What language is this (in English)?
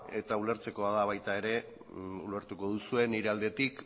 Basque